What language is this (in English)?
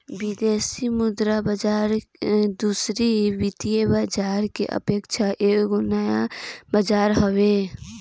Bhojpuri